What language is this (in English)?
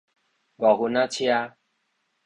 Min Nan Chinese